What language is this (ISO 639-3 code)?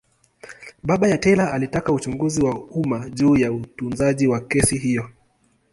swa